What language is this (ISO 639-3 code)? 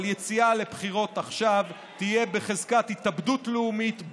heb